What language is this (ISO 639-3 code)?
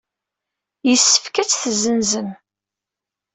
kab